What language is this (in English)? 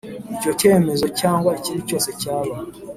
Kinyarwanda